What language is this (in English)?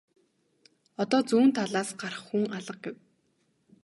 Mongolian